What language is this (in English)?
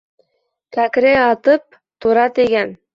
Bashkir